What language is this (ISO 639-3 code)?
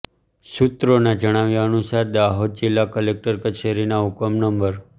guj